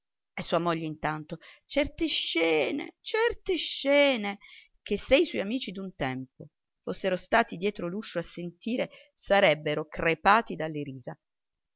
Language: Italian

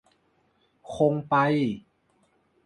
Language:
Thai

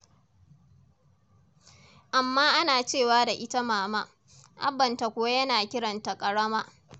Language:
Hausa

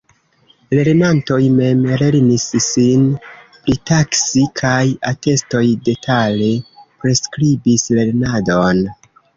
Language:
Esperanto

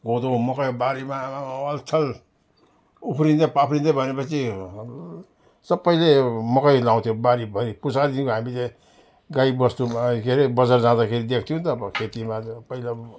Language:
Nepali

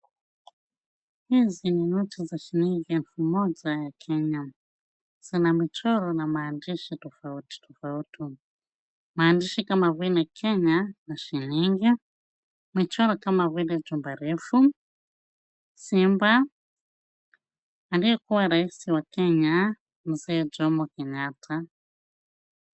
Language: Swahili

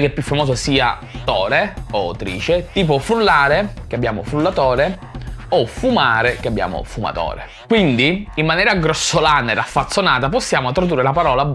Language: Italian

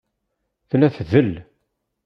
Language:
Kabyle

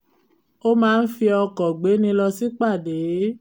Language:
Yoruba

